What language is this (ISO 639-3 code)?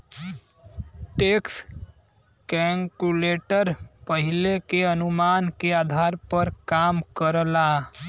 bho